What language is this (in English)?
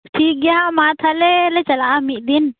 Santali